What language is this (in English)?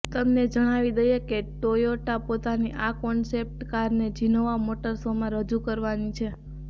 Gujarati